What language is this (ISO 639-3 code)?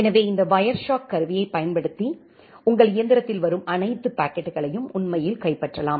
tam